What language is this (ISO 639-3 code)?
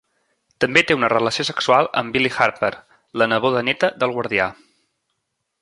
cat